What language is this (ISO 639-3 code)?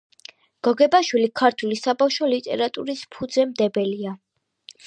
kat